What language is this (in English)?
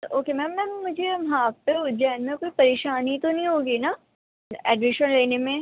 Urdu